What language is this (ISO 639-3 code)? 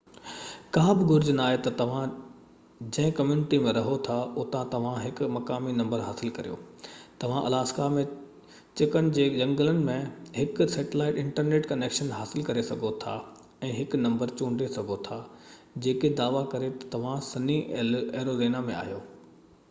snd